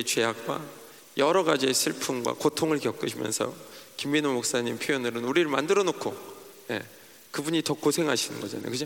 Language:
Korean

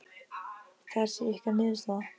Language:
Icelandic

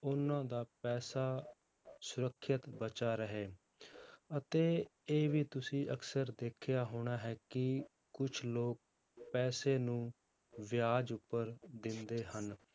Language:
Punjabi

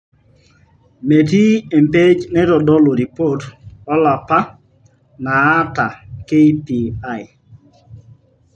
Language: Masai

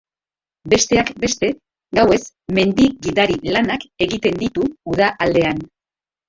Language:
Basque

